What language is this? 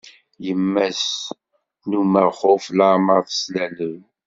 Kabyle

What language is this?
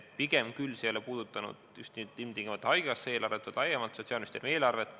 Estonian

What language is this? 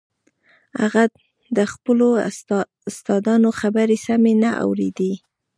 Pashto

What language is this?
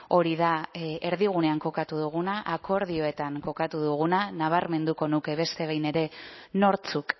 Basque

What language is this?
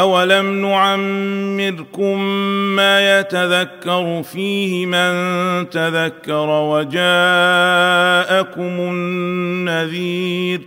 Arabic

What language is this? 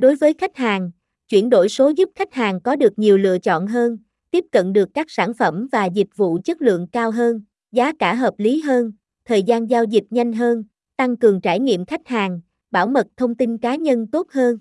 Vietnamese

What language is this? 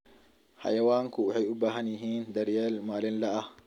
Somali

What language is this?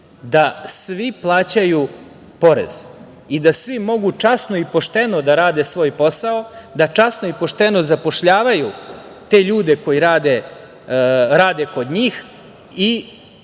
Serbian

